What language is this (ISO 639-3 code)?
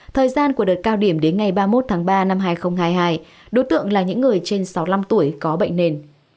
vie